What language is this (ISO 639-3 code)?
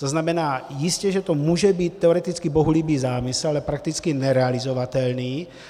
ces